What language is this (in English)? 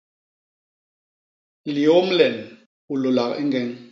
Basaa